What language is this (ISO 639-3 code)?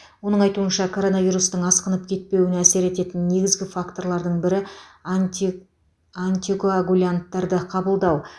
kaz